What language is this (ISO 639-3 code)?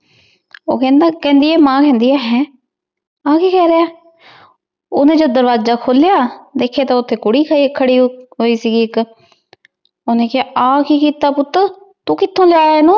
pan